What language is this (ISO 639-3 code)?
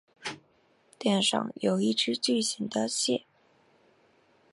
zho